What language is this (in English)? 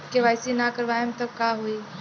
Bhojpuri